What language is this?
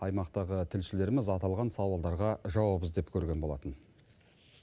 Kazakh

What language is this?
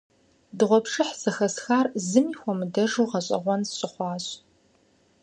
Kabardian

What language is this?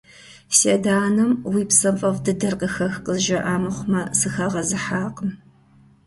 Kabardian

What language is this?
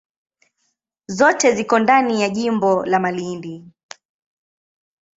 Swahili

